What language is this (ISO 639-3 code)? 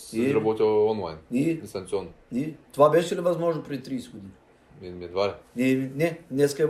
bul